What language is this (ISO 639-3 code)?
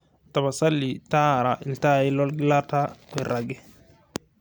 mas